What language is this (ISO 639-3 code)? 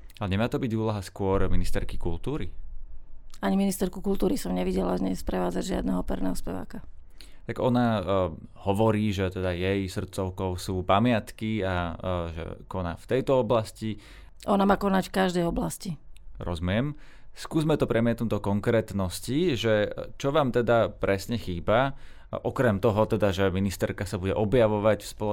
slk